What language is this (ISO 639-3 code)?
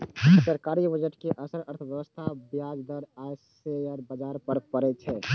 mai